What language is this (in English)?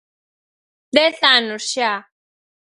Galician